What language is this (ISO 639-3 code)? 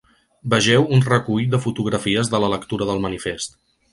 cat